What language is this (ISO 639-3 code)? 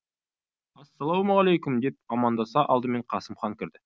kaz